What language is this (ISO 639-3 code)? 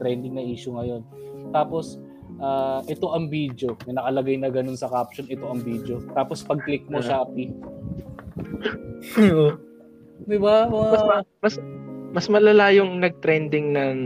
fil